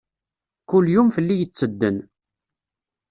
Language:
Kabyle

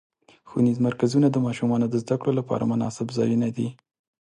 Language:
Pashto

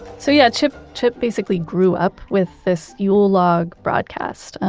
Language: English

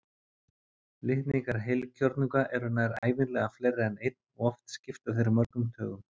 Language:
Icelandic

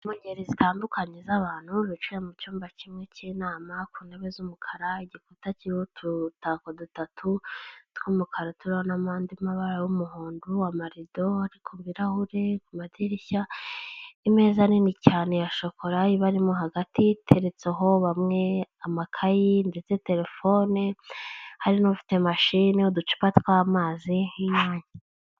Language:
Kinyarwanda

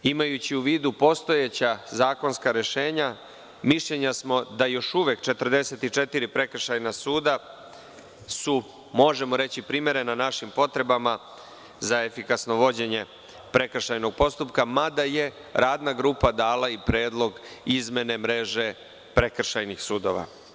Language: Serbian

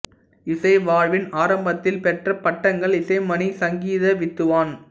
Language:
Tamil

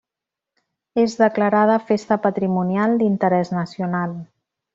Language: Catalan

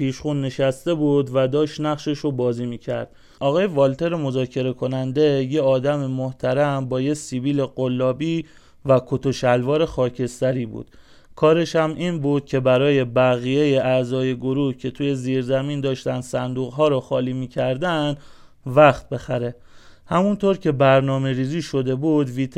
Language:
Persian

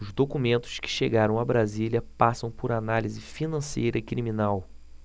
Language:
Portuguese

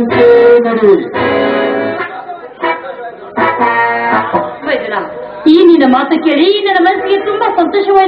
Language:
Arabic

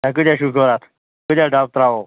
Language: Kashmiri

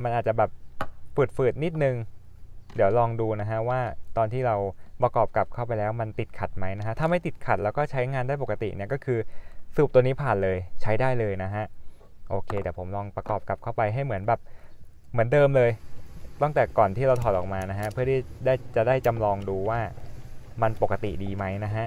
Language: Thai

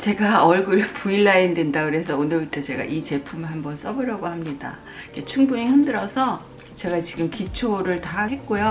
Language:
Korean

